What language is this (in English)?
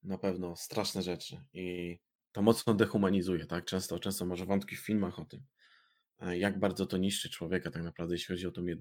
Polish